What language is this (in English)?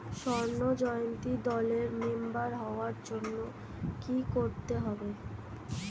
Bangla